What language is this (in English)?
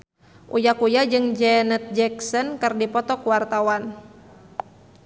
Sundanese